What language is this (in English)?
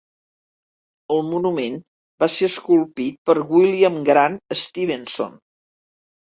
Catalan